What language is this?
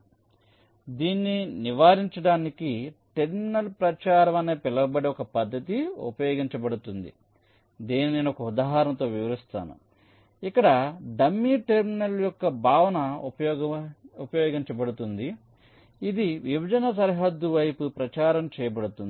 Telugu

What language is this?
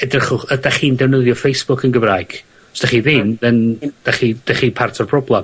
Welsh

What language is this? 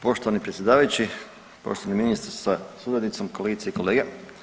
Croatian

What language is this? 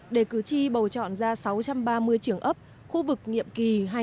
Vietnamese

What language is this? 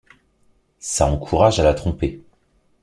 French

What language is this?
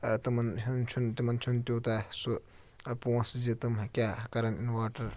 Kashmiri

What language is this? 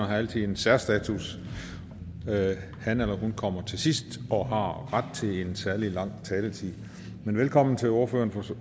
Danish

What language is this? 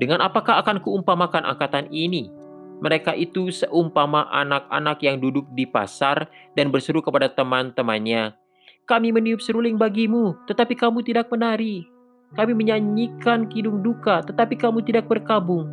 Indonesian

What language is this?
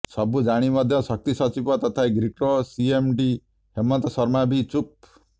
Odia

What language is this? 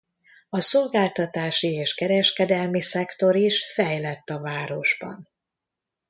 Hungarian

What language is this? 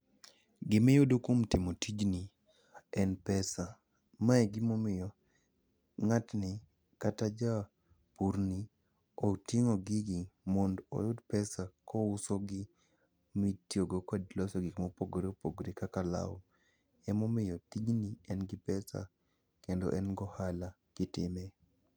Luo (Kenya and Tanzania)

